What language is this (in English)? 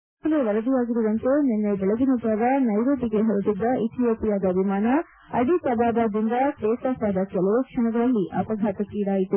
Kannada